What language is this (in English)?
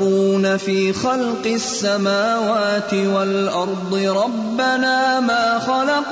Urdu